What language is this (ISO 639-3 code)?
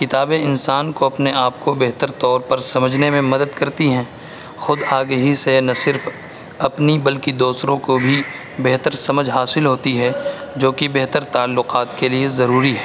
urd